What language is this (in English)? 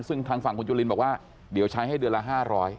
Thai